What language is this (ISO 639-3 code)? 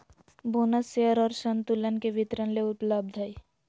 mag